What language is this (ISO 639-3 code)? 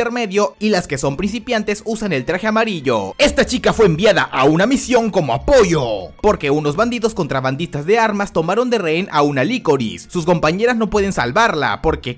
spa